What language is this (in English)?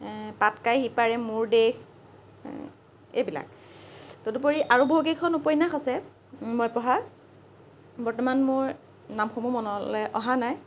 Assamese